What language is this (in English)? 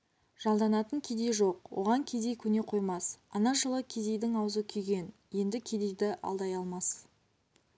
Kazakh